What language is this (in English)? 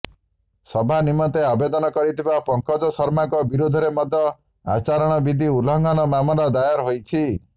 Odia